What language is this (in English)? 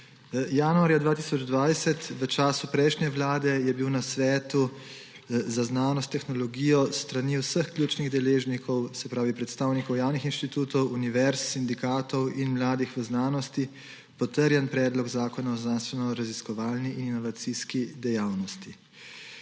Slovenian